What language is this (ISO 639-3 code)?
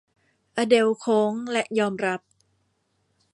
tha